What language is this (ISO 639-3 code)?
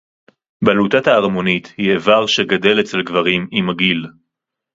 heb